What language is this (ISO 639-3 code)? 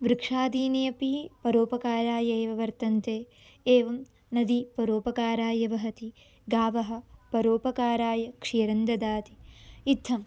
san